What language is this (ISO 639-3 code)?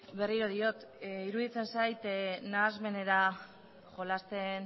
eus